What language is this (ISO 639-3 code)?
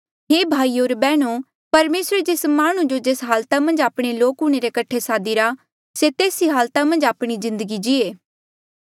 mjl